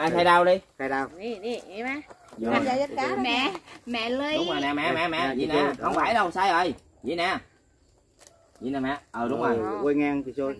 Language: Vietnamese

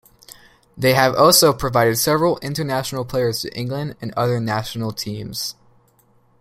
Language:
English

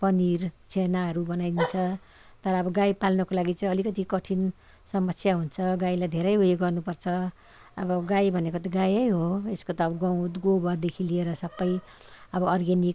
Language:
Nepali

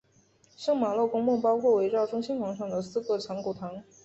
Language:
Chinese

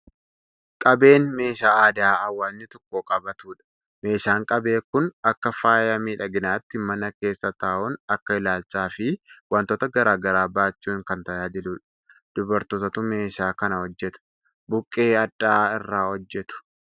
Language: Oromo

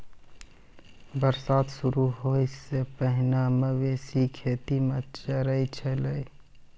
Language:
Maithili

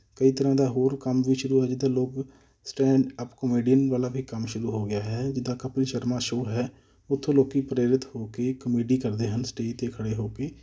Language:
Punjabi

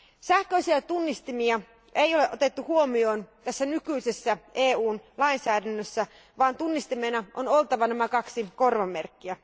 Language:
Finnish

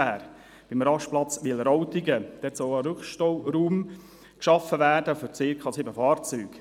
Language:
Swiss German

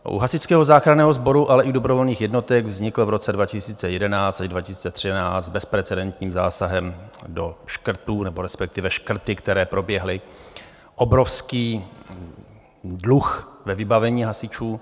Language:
Czech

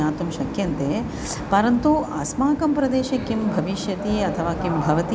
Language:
Sanskrit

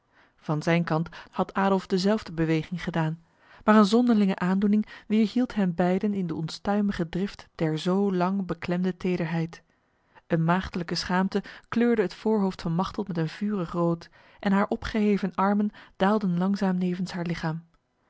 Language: Dutch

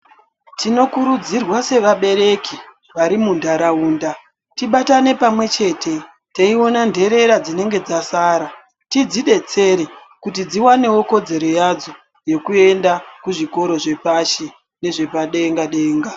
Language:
Ndau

